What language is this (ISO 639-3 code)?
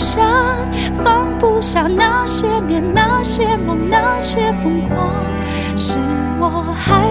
zho